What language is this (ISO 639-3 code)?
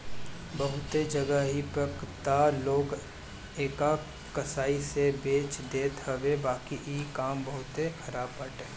bho